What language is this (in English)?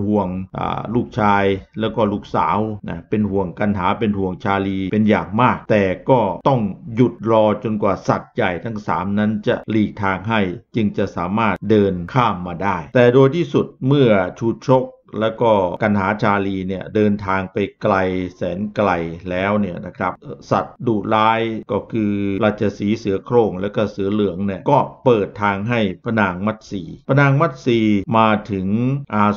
Thai